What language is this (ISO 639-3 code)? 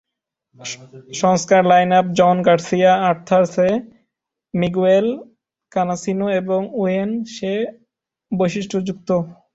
ben